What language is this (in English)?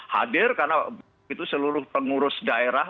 Indonesian